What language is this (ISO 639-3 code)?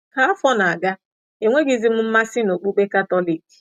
ibo